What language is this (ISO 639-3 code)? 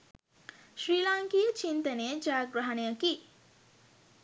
sin